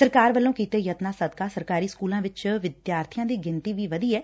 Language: Punjabi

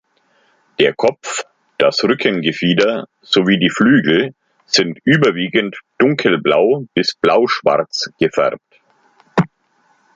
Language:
German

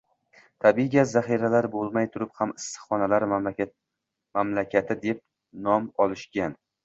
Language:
Uzbek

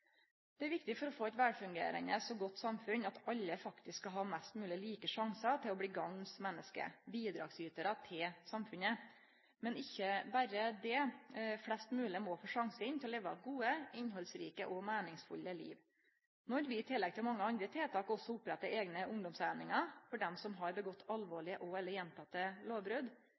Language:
Norwegian Nynorsk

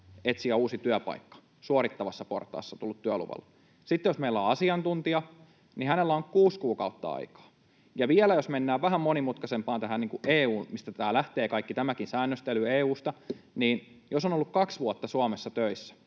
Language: Finnish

